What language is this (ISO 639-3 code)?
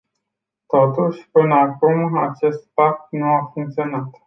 ron